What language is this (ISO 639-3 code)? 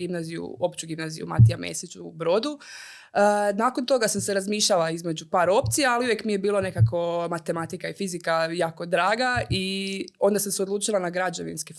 hrv